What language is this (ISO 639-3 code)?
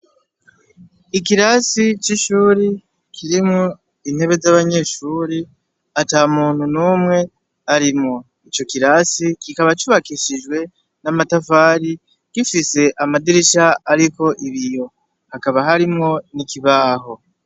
run